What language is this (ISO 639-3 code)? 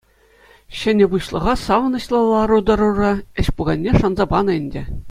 chv